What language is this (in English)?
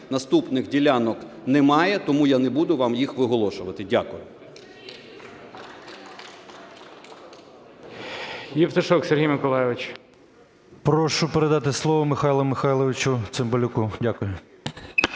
Ukrainian